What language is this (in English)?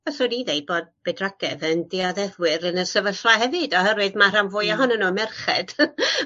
Welsh